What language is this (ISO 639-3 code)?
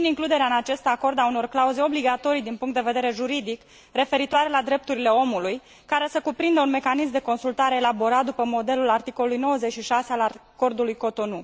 ron